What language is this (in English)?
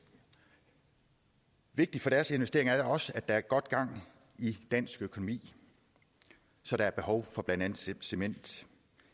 Danish